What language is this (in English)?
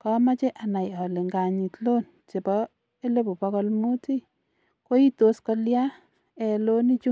Kalenjin